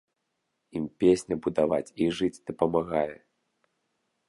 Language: Belarusian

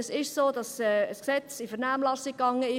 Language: Swiss German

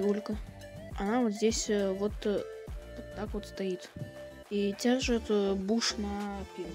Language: Russian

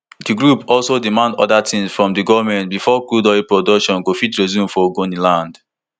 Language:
Nigerian Pidgin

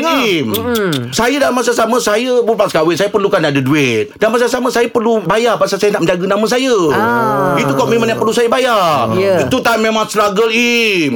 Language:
Malay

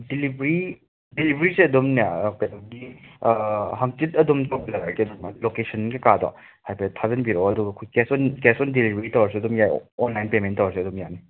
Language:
Manipuri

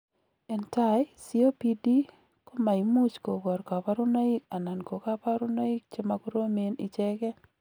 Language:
Kalenjin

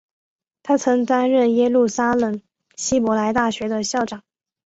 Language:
Chinese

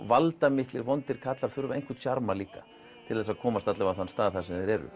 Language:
Icelandic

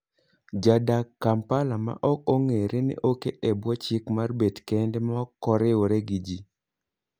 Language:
Luo (Kenya and Tanzania)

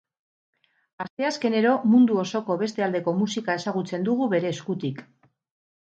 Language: Basque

